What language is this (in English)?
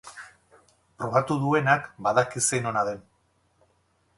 Basque